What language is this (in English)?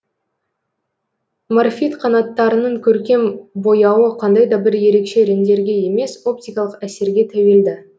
Kazakh